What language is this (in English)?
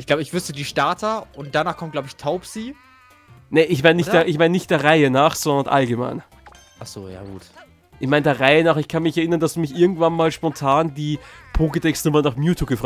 German